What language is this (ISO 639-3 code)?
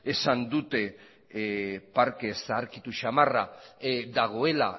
eus